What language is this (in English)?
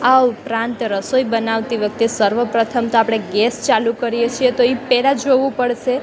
Gujarati